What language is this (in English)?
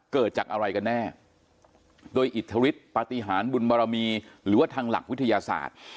Thai